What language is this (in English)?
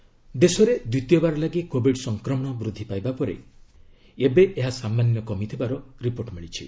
Odia